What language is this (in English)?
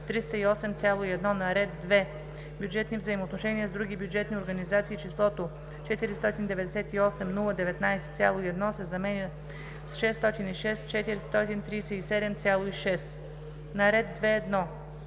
Bulgarian